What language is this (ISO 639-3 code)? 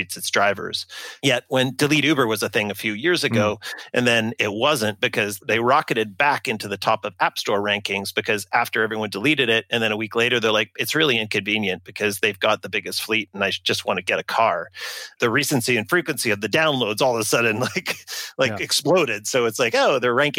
eng